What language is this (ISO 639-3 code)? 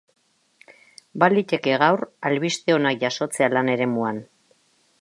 eus